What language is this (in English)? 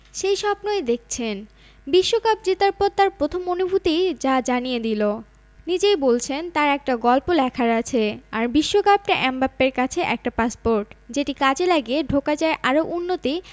Bangla